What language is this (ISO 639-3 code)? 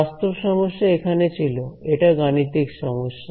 ben